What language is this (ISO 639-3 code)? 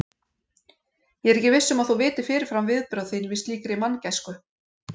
isl